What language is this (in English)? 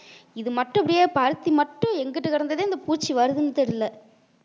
Tamil